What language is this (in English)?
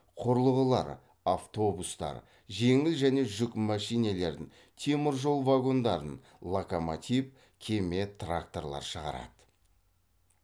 Kazakh